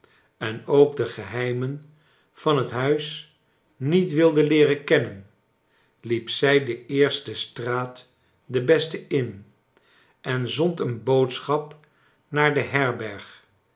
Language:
Dutch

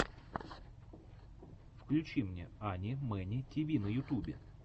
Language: Russian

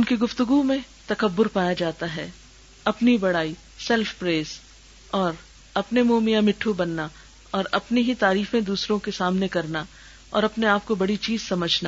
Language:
Urdu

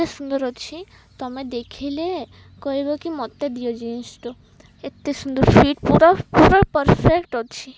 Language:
Odia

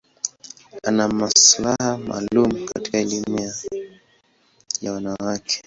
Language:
Swahili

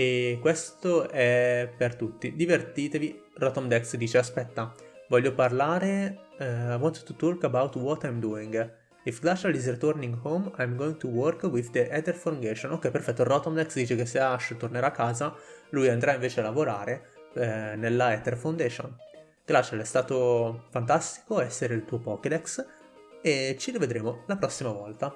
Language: Italian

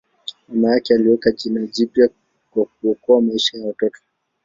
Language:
Swahili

